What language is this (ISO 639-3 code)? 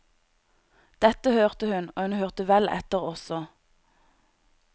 nor